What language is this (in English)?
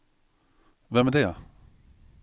Swedish